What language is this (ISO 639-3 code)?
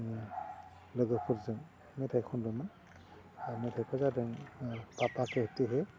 brx